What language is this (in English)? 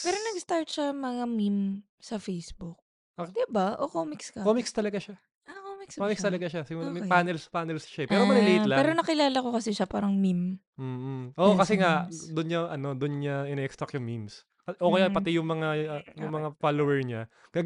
Filipino